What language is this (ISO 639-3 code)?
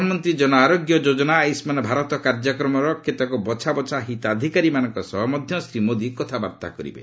ori